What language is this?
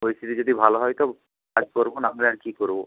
Bangla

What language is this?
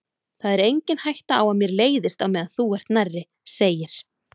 Icelandic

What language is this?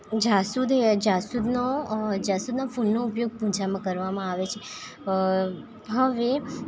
Gujarati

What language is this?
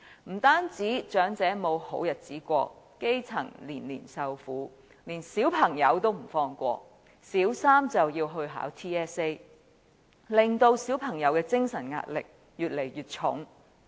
Cantonese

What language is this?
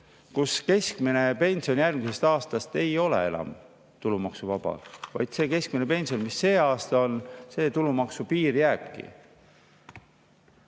Estonian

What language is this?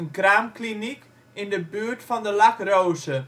Dutch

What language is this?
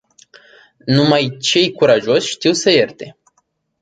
Romanian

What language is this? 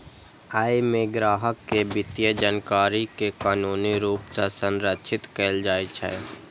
Maithili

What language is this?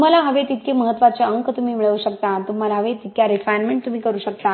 Marathi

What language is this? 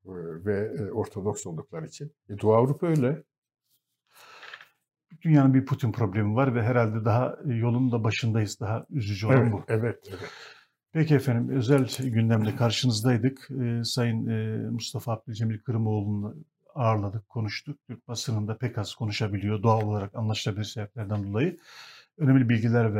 Turkish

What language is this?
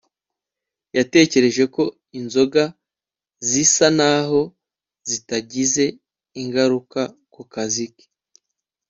Kinyarwanda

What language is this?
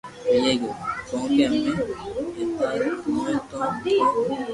Loarki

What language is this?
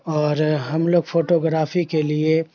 Urdu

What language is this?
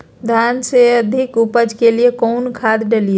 Magahi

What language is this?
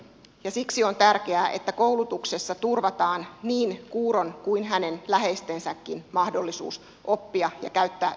Finnish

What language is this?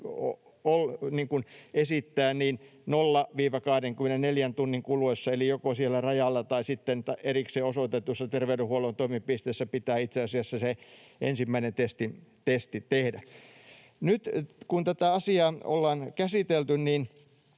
Finnish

